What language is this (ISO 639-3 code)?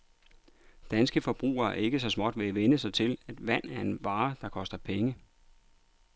dan